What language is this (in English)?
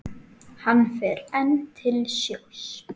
Icelandic